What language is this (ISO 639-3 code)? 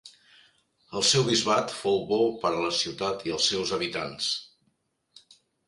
cat